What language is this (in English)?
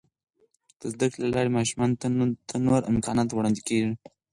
Pashto